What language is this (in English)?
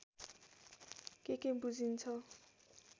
Nepali